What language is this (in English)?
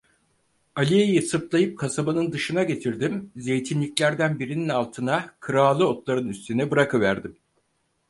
Turkish